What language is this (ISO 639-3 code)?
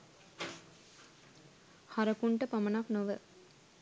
sin